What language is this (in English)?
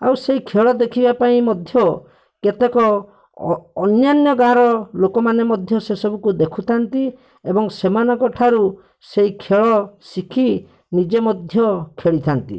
Odia